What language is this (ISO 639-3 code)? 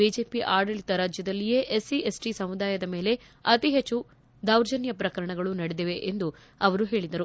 kan